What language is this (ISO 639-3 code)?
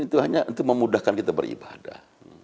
ind